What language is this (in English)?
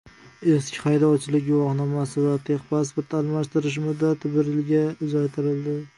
Uzbek